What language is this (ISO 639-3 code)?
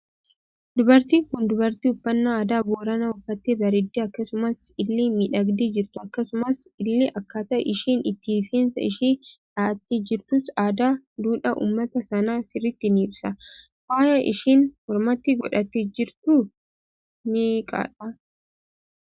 orm